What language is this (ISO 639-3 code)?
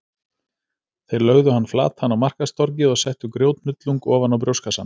isl